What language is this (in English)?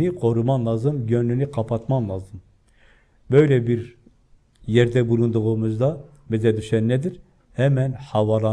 Turkish